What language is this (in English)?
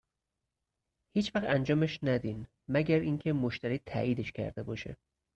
Persian